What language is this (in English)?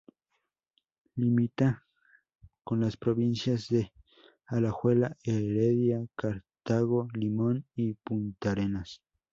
Spanish